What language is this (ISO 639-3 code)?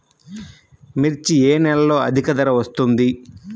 tel